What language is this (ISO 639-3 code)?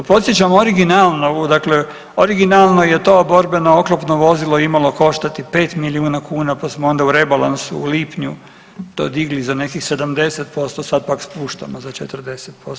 hrv